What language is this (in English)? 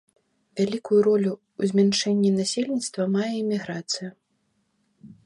Belarusian